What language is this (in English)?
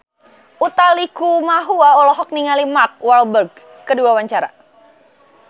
Sundanese